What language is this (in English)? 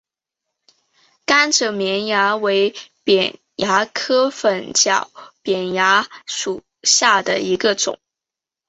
Chinese